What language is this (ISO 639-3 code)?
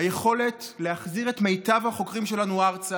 heb